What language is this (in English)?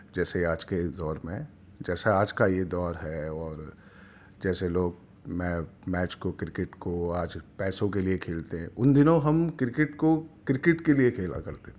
Urdu